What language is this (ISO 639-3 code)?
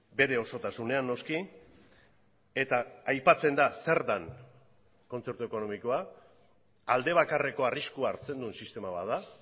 eus